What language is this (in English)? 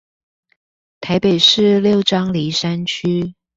Chinese